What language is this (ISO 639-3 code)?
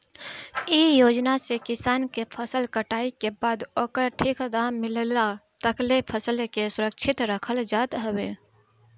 bho